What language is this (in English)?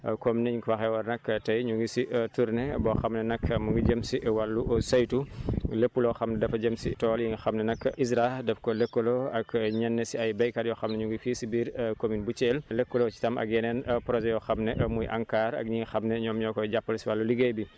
Wolof